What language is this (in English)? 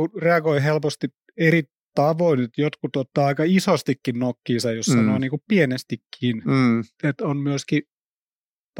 Finnish